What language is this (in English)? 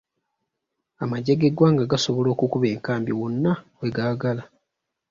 Ganda